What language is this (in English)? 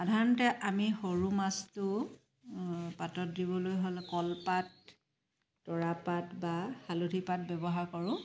Assamese